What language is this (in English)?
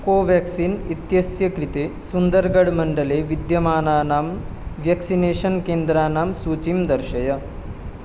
Sanskrit